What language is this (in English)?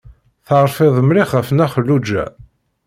Kabyle